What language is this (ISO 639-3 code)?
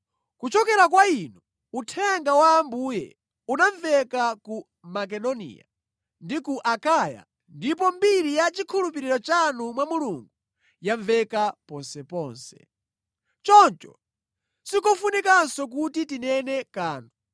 nya